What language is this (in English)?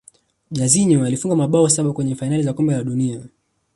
Swahili